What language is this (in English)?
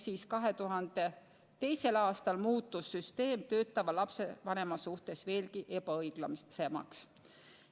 Estonian